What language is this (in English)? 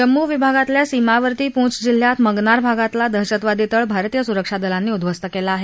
Marathi